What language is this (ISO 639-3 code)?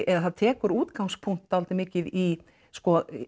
isl